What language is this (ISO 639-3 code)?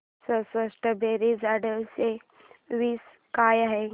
mar